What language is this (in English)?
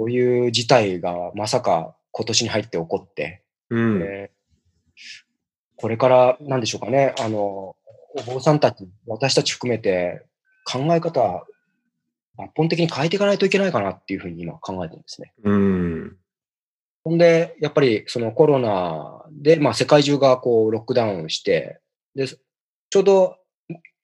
Japanese